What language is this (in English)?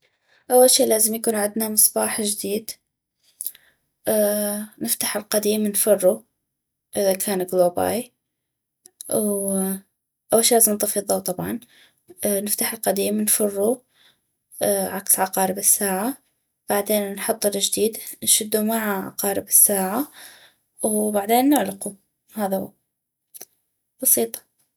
North Mesopotamian Arabic